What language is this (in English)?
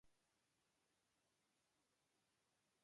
Serbian